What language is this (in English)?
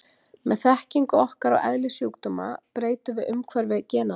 Icelandic